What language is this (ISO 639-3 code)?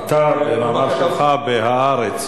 heb